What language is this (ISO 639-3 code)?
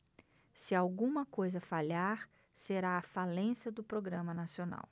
por